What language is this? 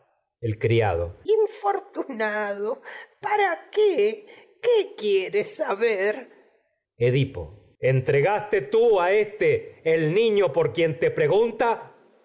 Spanish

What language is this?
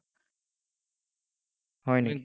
Assamese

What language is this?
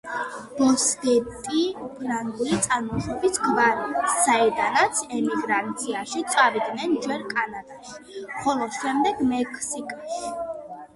Georgian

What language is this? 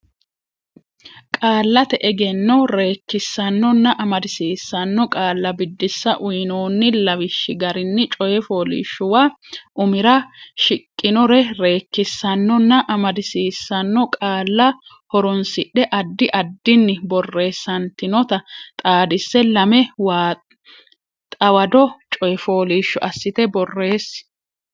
Sidamo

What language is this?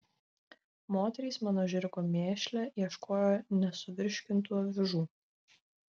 Lithuanian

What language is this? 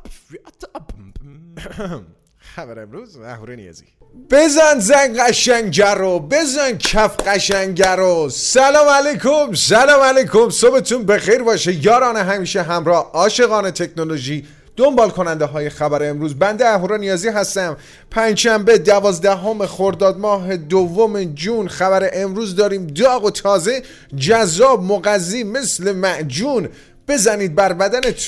Persian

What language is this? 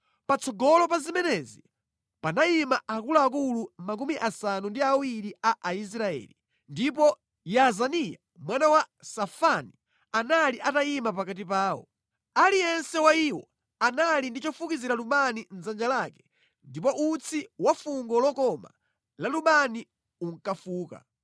Nyanja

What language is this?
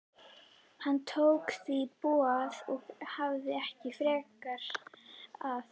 Icelandic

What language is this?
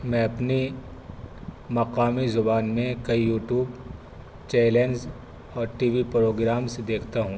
Urdu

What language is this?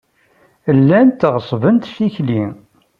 Kabyle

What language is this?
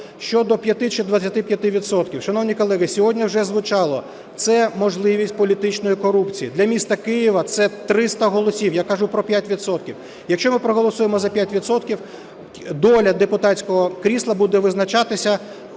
Ukrainian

